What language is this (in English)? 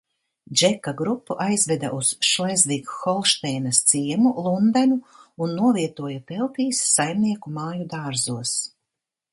Latvian